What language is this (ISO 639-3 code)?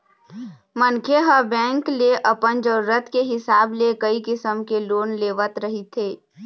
hne